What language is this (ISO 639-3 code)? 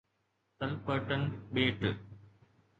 snd